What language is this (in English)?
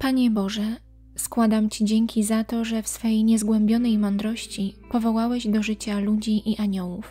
Polish